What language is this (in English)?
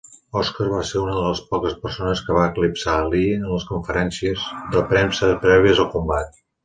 Catalan